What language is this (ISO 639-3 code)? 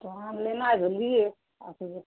urd